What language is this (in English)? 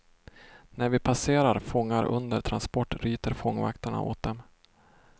Swedish